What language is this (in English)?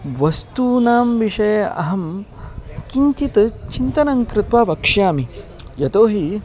Sanskrit